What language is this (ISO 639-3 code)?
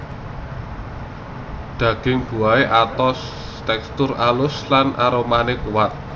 jav